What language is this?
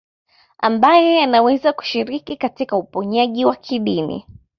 Swahili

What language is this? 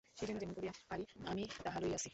Bangla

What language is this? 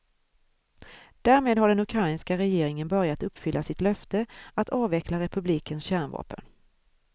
Swedish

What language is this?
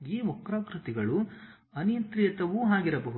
Kannada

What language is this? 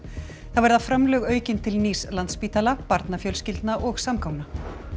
Icelandic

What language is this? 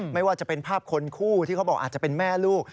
Thai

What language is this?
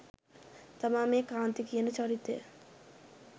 Sinhala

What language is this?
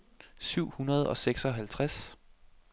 Danish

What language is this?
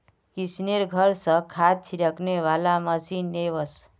Magahi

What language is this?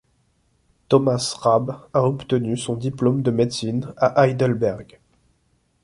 French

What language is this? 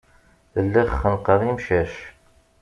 Kabyle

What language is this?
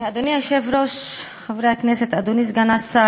Hebrew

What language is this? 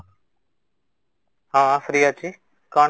Odia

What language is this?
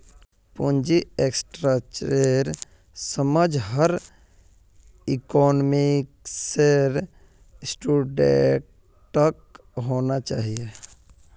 Magahi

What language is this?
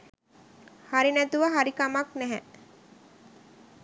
Sinhala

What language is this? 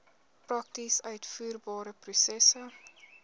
Afrikaans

